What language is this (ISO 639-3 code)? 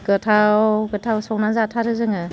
brx